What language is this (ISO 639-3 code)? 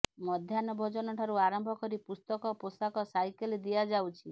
ori